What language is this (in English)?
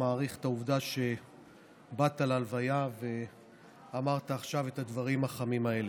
Hebrew